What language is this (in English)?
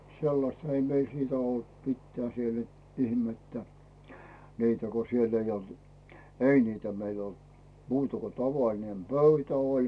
Finnish